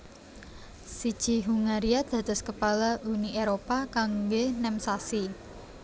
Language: Javanese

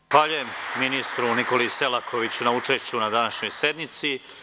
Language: Serbian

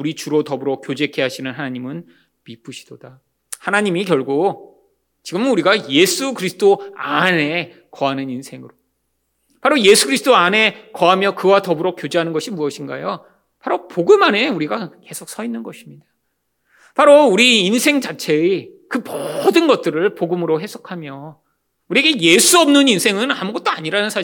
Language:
Korean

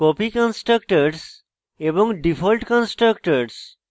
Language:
Bangla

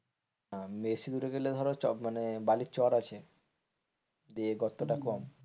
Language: Bangla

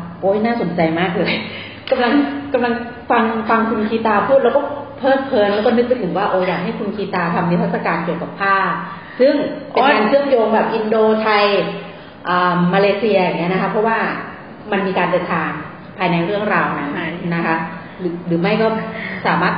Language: Thai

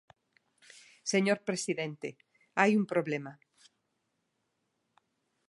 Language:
Galician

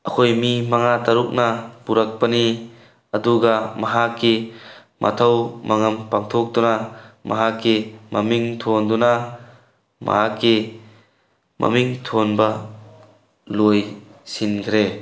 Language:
Manipuri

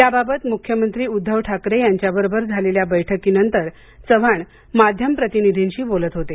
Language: Marathi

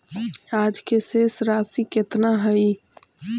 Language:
Magahi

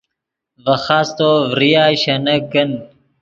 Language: Yidgha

